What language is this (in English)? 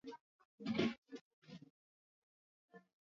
Swahili